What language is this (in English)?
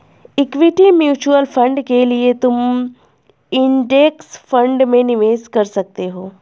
Hindi